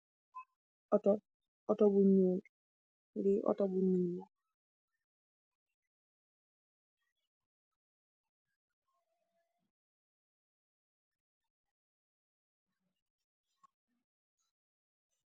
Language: Wolof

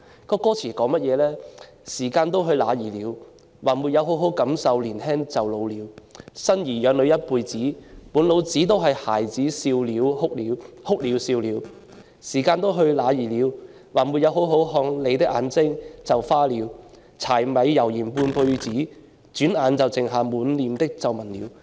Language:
Cantonese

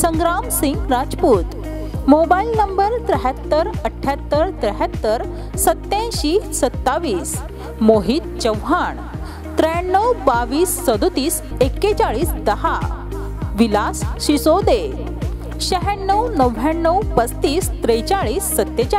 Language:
Marathi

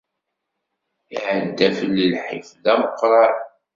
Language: Kabyle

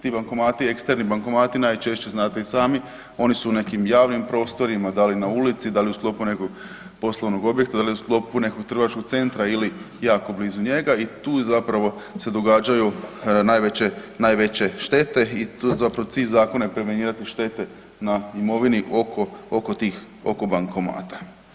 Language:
Croatian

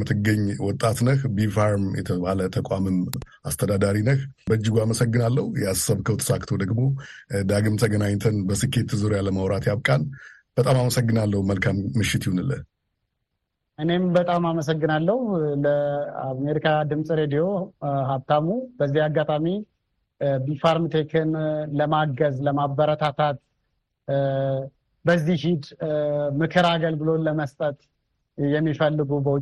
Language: Amharic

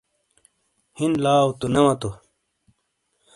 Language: Shina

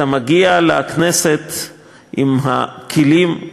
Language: Hebrew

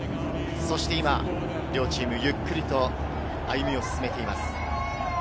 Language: Japanese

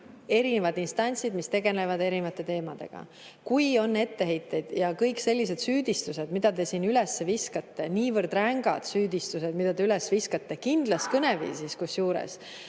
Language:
Estonian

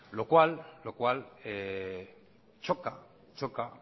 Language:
Spanish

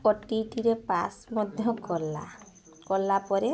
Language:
Odia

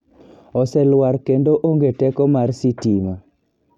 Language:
Luo (Kenya and Tanzania)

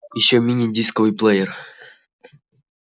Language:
Russian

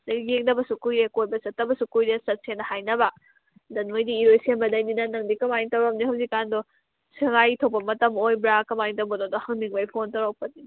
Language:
Manipuri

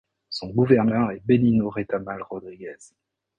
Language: French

